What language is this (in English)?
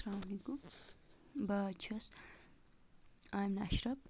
Kashmiri